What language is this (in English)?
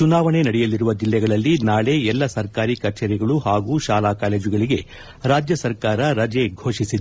Kannada